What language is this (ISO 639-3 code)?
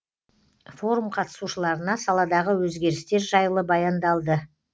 kaz